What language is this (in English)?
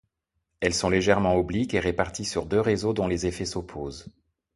French